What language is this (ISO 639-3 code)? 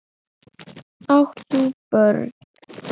isl